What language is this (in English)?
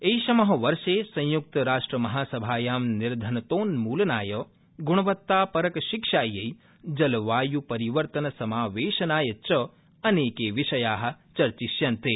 Sanskrit